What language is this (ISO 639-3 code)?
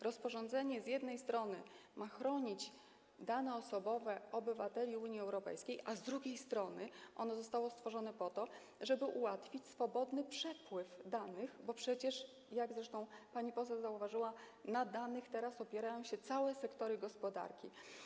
pol